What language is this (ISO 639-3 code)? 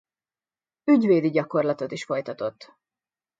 hun